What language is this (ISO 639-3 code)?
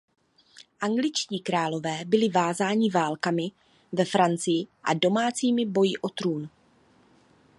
ces